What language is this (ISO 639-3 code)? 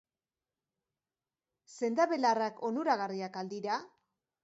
eus